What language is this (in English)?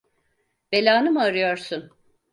Turkish